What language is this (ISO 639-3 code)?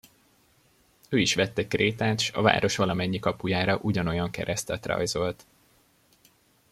hun